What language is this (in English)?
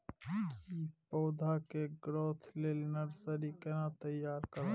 Maithili